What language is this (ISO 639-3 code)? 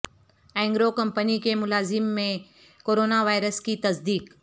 urd